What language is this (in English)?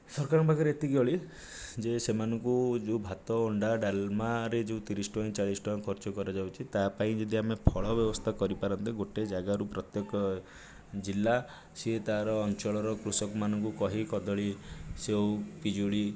Odia